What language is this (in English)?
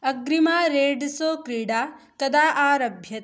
Sanskrit